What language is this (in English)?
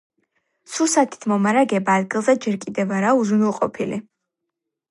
Georgian